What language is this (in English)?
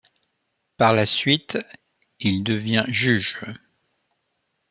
French